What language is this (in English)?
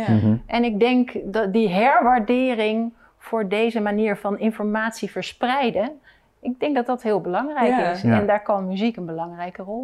Dutch